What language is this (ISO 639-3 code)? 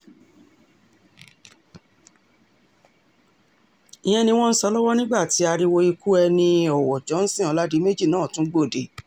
yor